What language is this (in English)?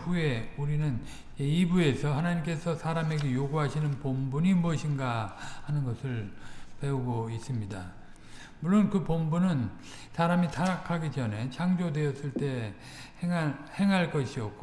Korean